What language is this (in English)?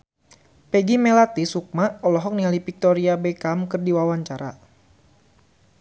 Sundanese